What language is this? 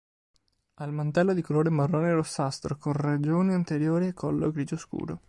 Italian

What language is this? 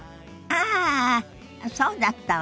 Japanese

